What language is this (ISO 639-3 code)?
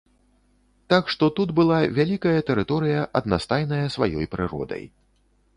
bel